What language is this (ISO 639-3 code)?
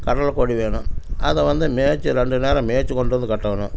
tam